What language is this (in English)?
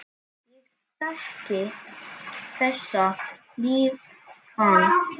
Icelandic